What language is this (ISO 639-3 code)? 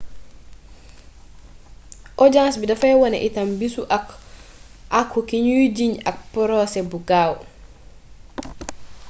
wol